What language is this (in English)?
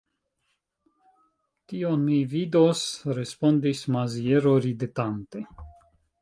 Esperanto